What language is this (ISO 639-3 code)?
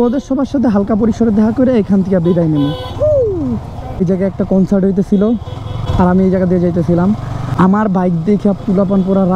hin